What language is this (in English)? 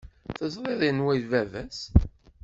Kabyle